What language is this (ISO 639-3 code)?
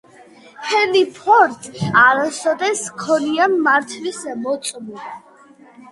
kat